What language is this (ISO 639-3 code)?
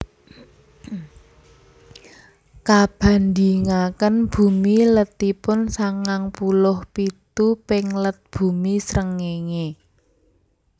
jav